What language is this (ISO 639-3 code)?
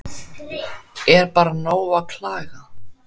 isl